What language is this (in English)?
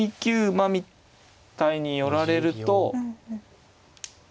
Japanese